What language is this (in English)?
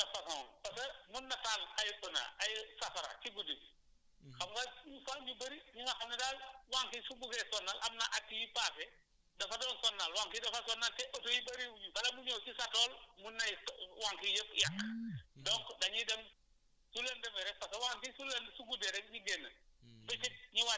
Wolof